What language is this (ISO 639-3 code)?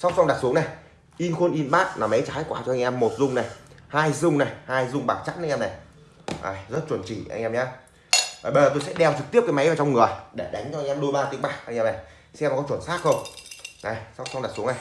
vie